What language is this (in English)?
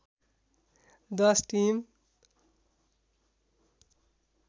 Nepali